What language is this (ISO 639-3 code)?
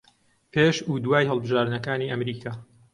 ckb